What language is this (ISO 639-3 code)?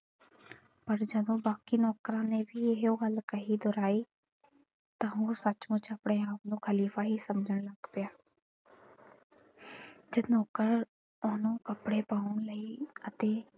pan